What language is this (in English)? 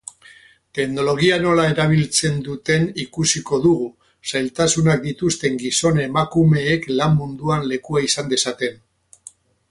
Basque